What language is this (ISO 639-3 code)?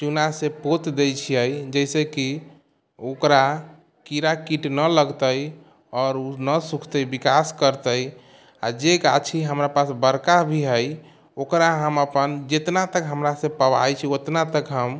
mai